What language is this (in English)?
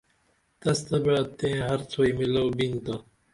Dameli